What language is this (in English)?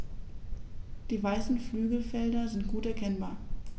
German